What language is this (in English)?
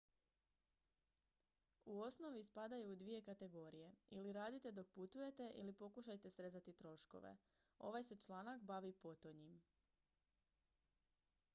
Croatian